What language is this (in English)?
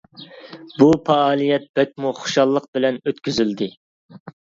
Uyghur